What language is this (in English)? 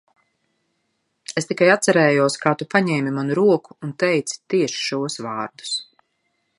Latvian